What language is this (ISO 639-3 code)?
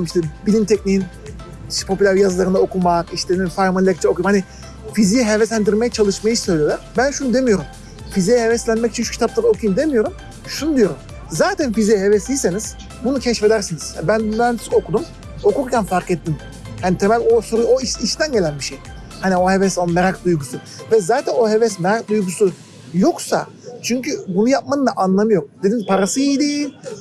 tur